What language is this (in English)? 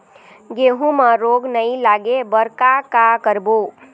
Chhattisgarhi